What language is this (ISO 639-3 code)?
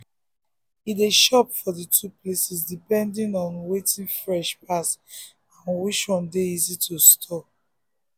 pcm